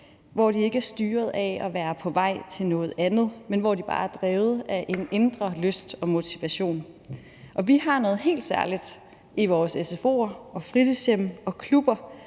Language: Danish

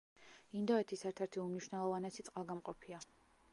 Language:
Georgian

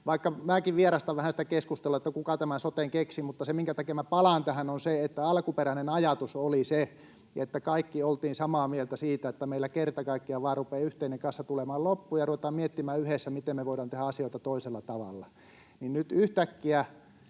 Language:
Finnish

